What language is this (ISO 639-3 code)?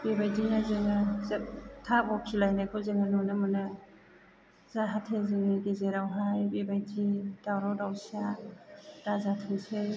brx